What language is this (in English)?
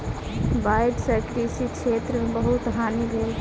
Maithili